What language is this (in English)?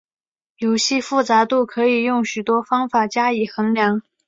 Chinese